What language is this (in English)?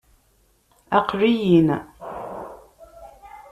Kabyle